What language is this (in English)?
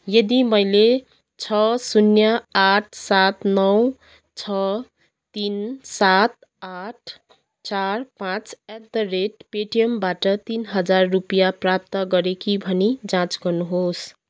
Nepali